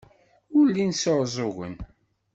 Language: Kabyle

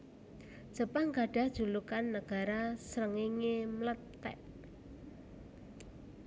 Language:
Javanese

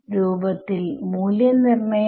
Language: Malayalam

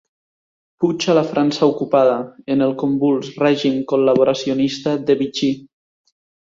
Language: Catalan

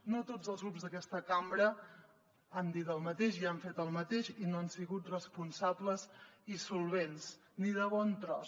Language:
Catalan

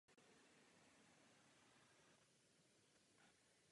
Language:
Czech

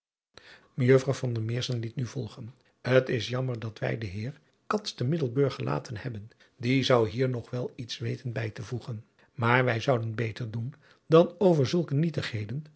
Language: Dutch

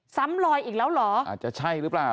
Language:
Thai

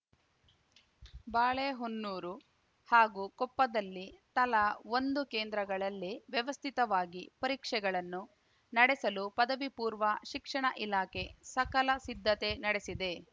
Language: Kannada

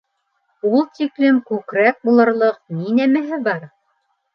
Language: Bashkir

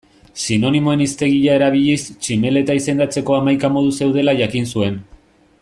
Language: Basque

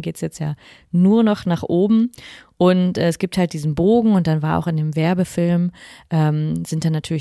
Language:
German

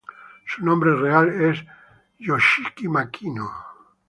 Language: Spanish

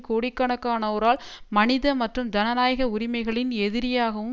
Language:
Tamil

